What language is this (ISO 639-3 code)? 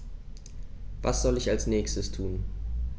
deu